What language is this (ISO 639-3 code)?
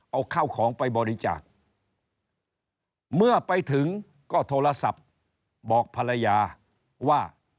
tha